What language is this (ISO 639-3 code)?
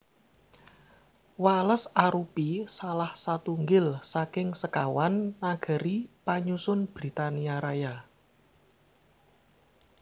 jav